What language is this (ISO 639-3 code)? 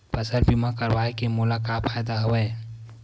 hne